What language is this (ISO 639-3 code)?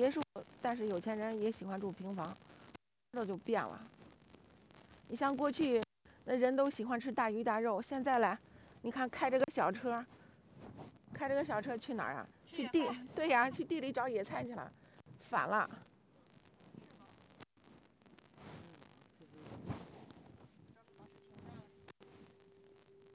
zho